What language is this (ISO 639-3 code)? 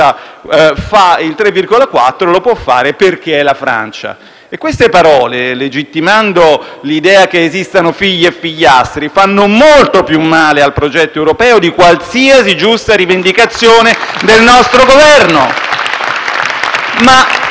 ita